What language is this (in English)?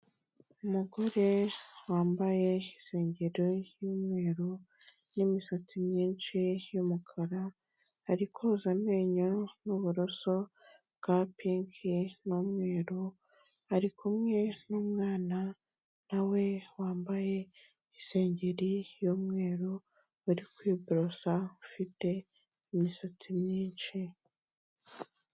Kinyarwanda